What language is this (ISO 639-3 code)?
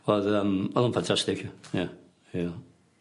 cym